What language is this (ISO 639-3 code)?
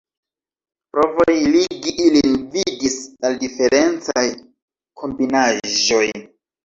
epo